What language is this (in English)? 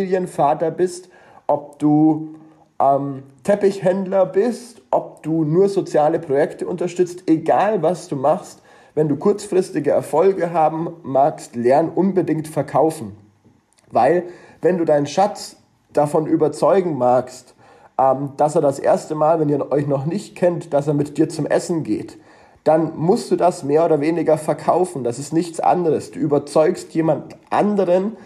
German